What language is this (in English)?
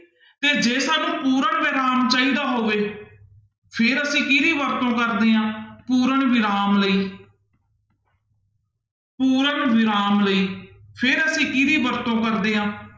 Punjabi